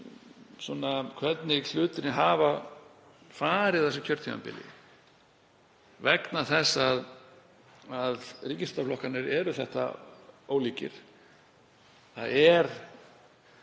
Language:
Icelandic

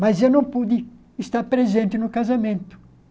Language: Portuguese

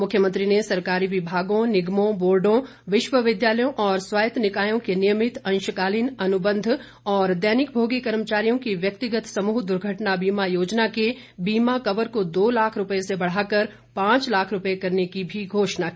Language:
Hindi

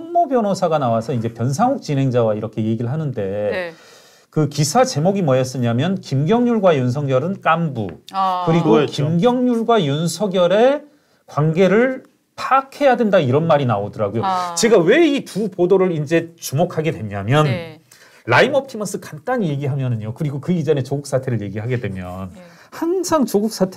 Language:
Korean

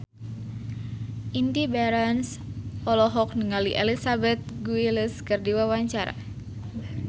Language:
Sundanese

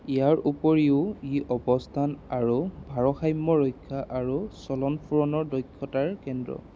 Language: Assamese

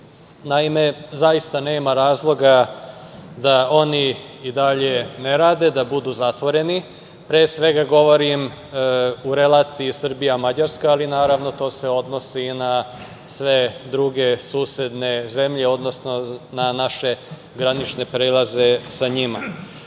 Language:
Serbian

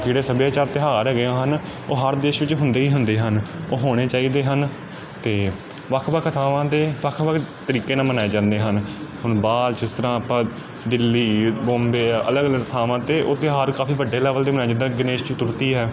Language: Punjabi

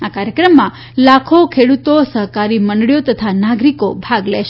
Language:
Gujarati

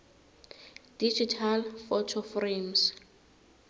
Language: South Ndebele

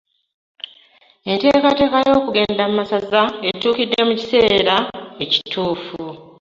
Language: Ganda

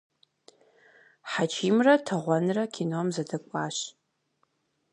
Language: Kabardian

